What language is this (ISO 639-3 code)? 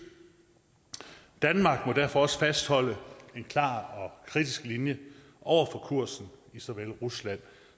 dan